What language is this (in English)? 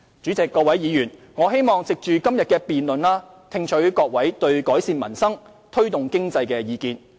Cantonese